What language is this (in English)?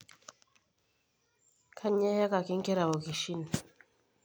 Masai